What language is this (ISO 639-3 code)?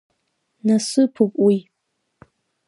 abk